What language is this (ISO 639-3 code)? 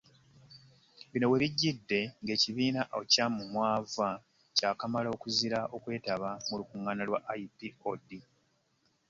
lug